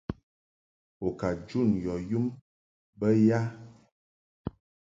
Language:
Mungaka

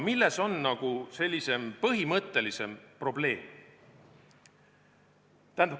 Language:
Estonian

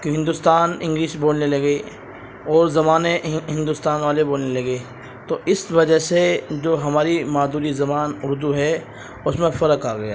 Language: Urdu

